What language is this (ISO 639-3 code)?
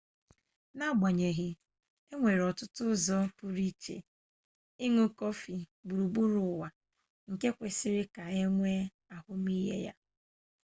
ibo